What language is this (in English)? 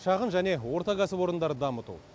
Kazakh